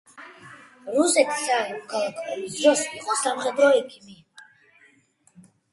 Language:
Georgian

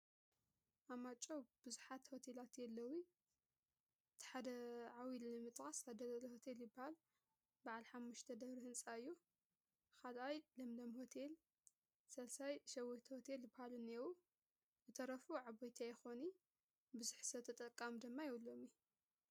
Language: Tigrinya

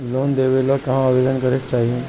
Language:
Bhojpuri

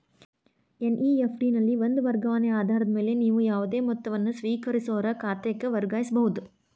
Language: Kannada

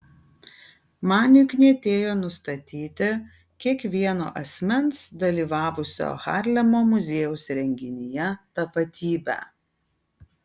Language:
Lithuanian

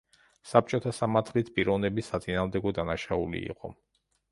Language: Georgian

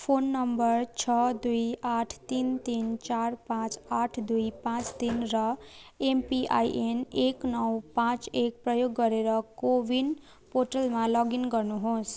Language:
Nepali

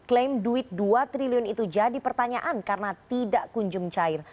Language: Indonesian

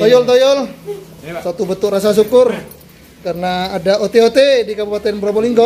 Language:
Indonesian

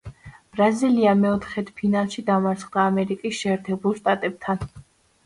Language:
Georgian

